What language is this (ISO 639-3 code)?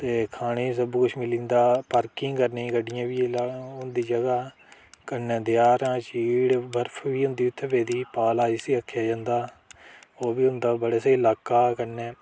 doi